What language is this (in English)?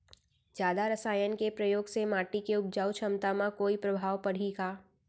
Chhattisgarhi